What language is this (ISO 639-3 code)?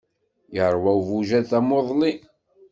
kab